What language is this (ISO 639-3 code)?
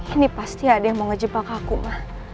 ind